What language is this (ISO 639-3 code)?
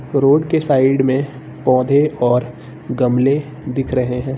hin